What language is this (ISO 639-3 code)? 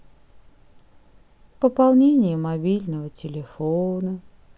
rus